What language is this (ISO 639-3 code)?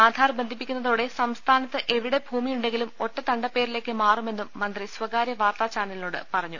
mal